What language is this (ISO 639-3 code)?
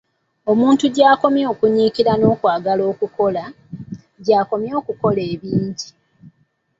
lug